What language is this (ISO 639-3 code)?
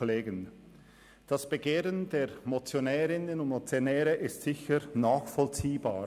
gsw